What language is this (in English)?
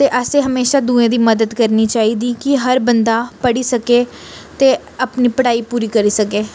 Dogri